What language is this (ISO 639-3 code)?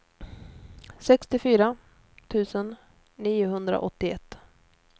swe